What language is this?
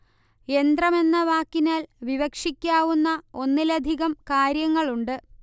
Malayalam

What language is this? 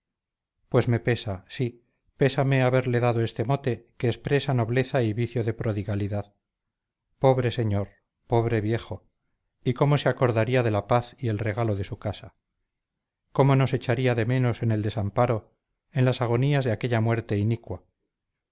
Spanish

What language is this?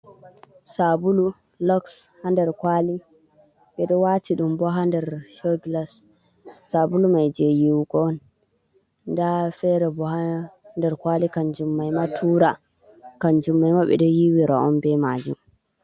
Fula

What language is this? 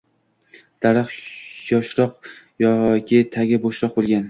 Uzbek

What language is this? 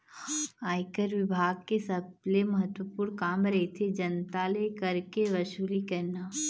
Chhattisgarhi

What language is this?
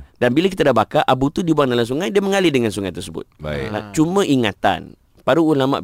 Malay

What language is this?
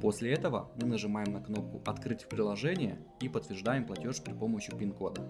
Russian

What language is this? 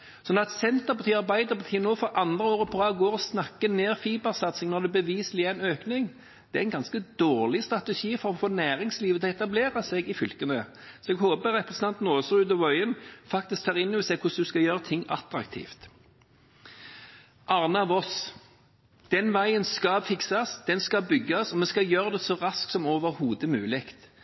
Norwegian Bokmål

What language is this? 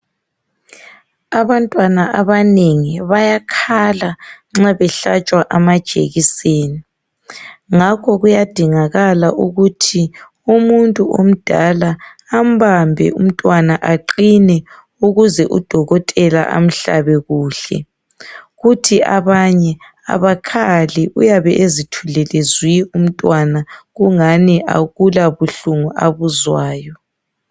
North Ndebele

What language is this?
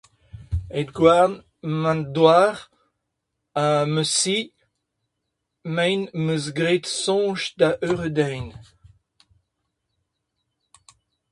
Breton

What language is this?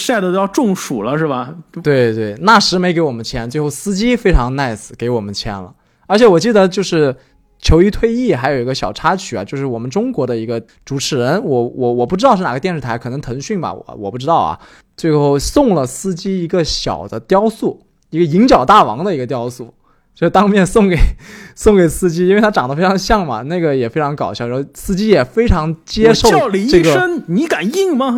Chinese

